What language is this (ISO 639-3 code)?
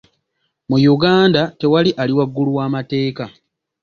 lug